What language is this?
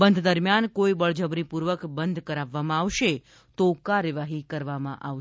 Gujarati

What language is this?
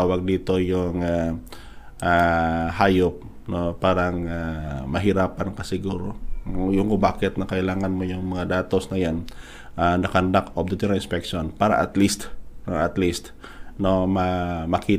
Filipino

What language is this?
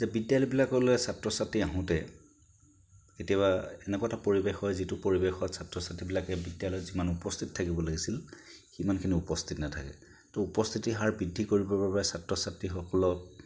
Assamese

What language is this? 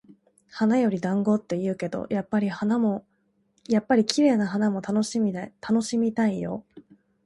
Japanese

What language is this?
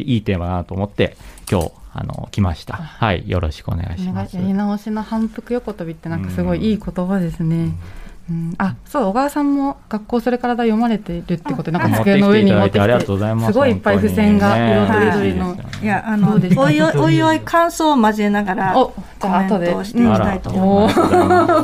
Japanese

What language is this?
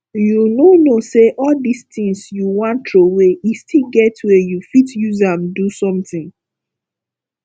Nigerian Pidgin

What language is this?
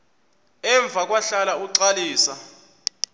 Xhosa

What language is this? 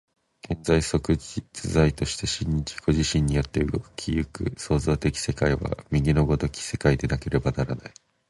Japanese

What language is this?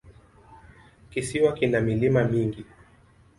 Swahili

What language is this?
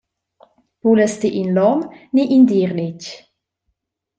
Romansh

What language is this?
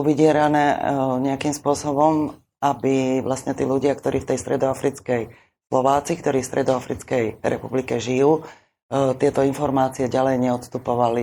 Slovak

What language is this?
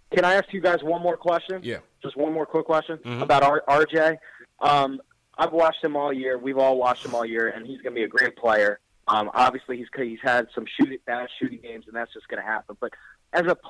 English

